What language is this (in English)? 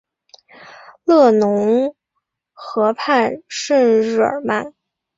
Chinese